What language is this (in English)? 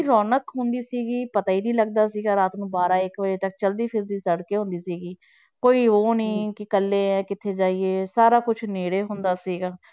Punjabi